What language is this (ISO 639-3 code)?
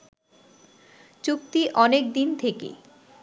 ben